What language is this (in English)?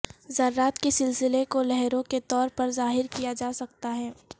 Urdu